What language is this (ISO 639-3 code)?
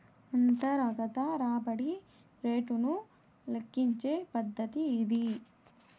tel